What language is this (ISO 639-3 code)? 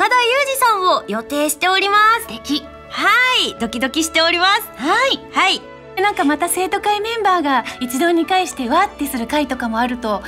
jpn